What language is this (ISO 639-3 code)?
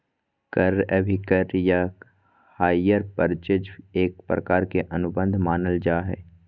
mag